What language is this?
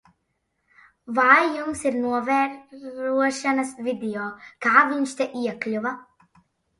Latvian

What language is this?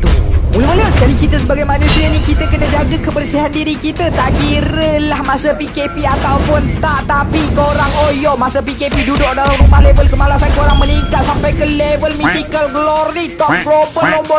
Malay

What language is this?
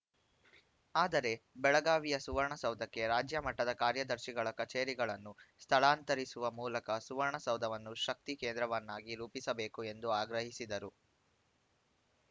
Kannada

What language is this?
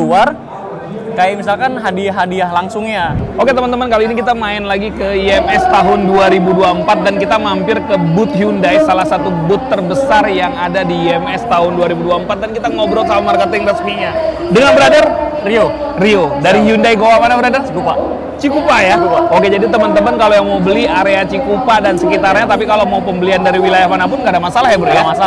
Indonesian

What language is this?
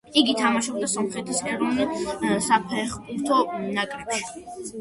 Georgian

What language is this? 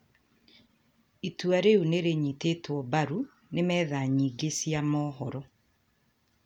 Kikuyu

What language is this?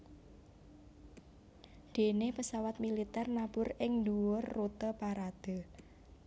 Javanese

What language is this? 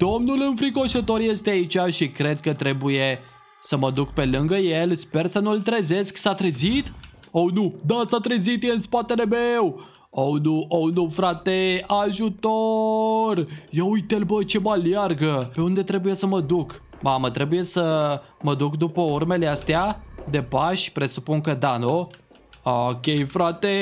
Romanian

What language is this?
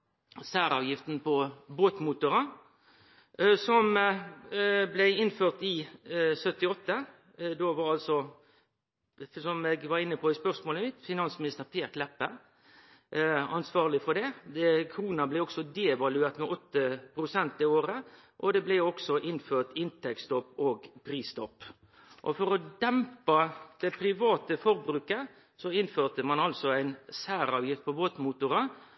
Norwegian Nynorsk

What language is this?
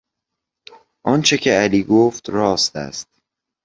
Persian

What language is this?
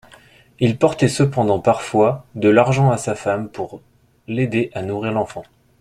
French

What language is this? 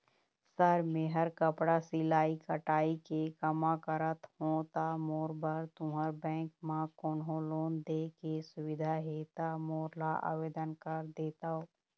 Chhattisgarhi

